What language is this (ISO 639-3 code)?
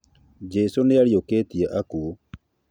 kik